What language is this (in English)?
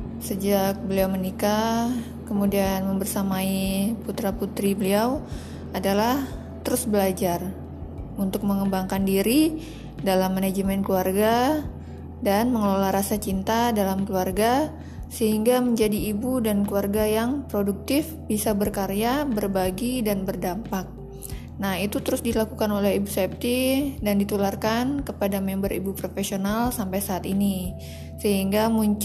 Indonesian